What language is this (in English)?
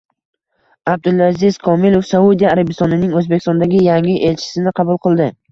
Uzbek